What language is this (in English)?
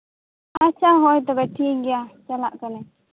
Santali